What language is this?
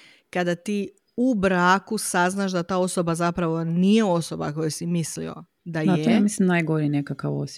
Croatian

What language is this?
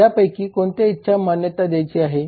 Marathi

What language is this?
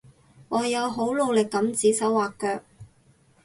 Cantonese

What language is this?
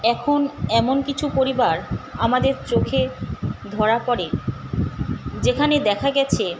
Bangla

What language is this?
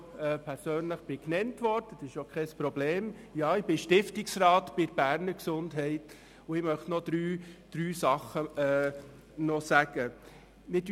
Swiss German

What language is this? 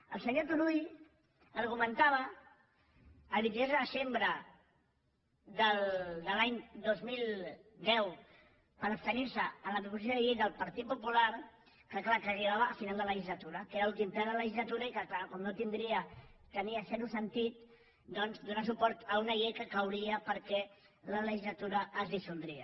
Catalan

